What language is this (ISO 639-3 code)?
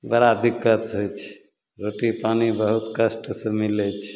mai